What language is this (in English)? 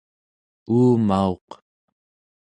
Central Yupik